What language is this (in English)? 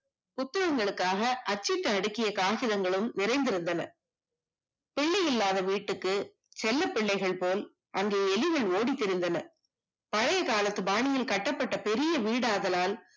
Tamil